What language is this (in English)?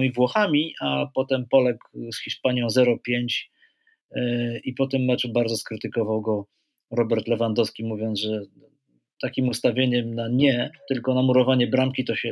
Polish